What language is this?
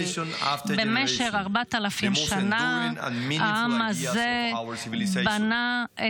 Hebrew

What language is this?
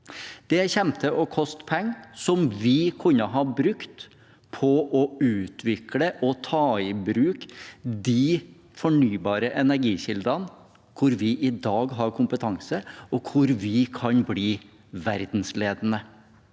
Norwegian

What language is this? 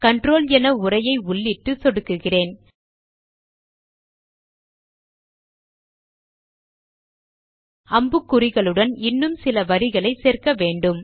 Tamil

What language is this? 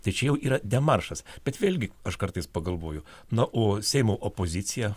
Lithuanian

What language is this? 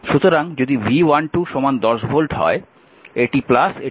Bangla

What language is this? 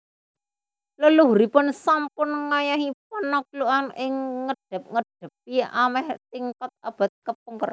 Javanese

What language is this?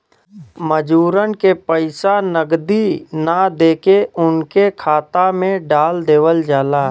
Bhojpuri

